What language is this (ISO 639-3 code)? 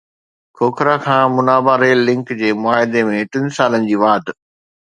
snd